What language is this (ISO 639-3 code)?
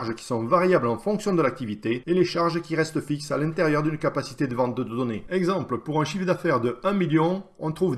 fra